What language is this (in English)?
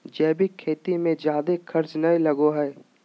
Magahi